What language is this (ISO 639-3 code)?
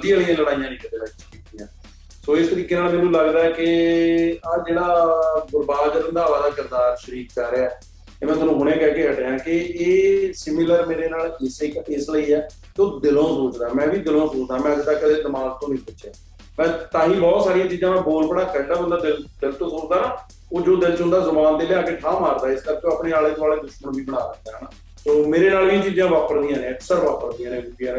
pan